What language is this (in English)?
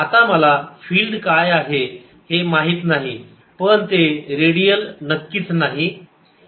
Marathi